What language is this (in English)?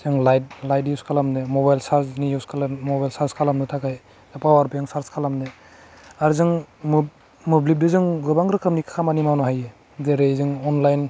Bodo